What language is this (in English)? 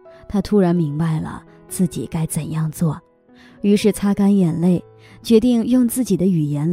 Chinese